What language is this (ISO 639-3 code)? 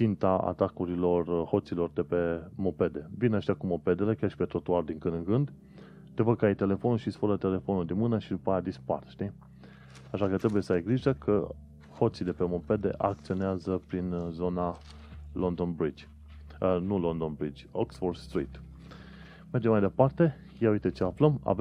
ron